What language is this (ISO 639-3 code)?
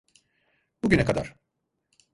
tur